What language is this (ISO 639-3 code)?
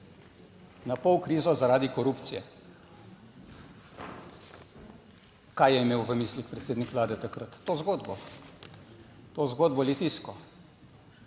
slv